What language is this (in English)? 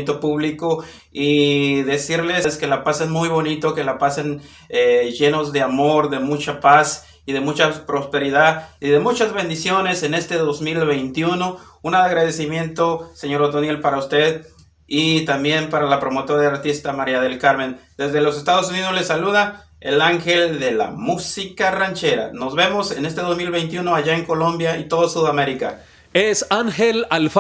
Spanish